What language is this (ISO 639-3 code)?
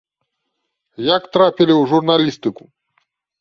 bel